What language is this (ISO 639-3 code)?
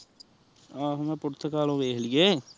pan